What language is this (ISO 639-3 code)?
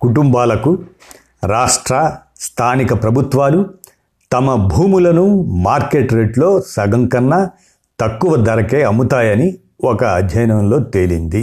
tel